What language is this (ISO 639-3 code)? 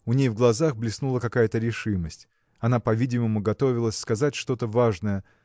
rus